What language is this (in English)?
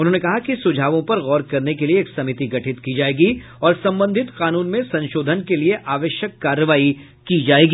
Hindi